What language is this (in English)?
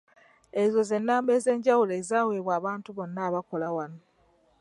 Ganda